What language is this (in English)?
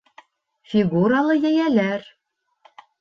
Bashkir